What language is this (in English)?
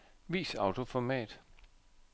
Danish